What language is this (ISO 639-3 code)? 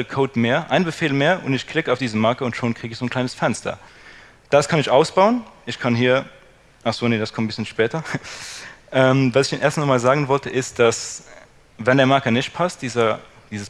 deu